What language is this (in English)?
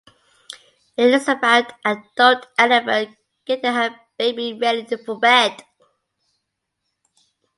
English